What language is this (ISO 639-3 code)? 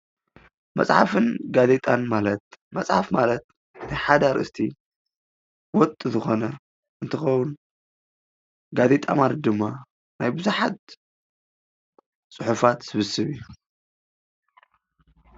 tir